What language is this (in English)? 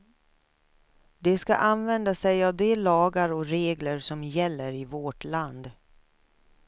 Swedish